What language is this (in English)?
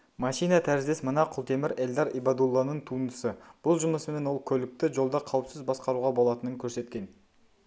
Kazakh